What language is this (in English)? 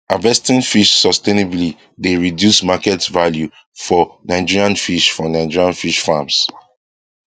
Nigerian Pidgin